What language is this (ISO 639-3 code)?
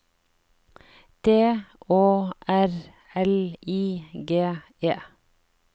nor